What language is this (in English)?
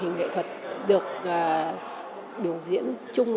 Vietnamese